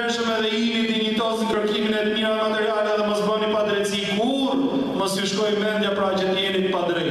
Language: Romanian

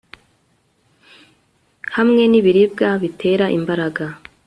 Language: Kinyarwanda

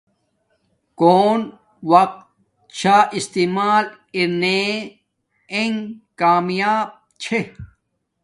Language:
Domaaki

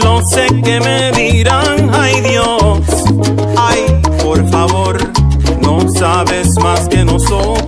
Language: Romanian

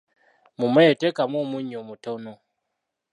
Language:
Ganda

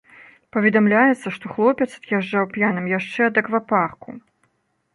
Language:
Belarusian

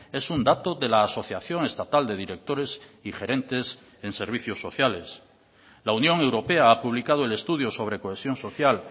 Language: Spanish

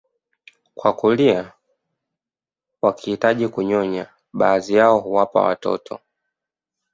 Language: Swahili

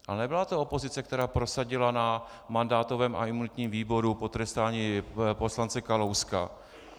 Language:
Czech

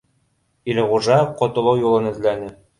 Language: Bashkir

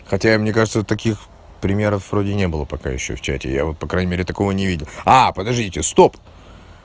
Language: Russian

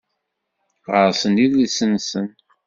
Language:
Kabyle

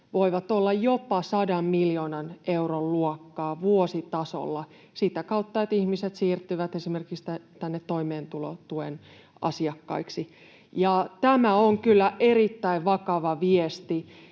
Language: Finnish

